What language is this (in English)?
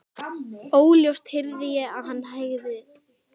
Icelandic